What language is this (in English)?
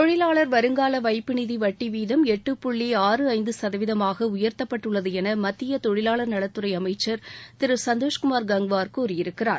Tamil